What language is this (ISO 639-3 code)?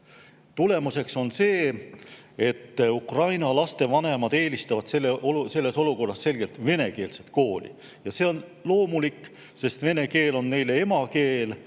est